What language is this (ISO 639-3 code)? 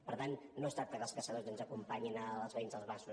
cat